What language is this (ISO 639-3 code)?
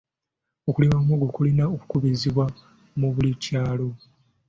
lug